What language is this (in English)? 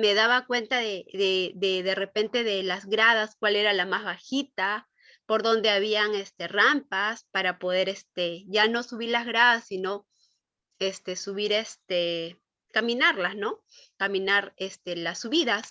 Spanish